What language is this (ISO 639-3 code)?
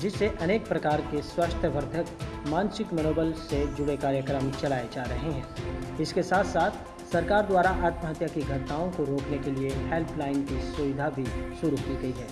hin